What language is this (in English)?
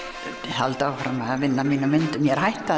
Icelandic